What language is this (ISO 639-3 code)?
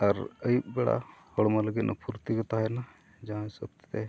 sat